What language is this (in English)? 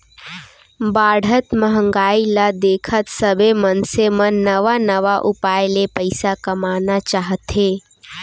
Chhattisgarhi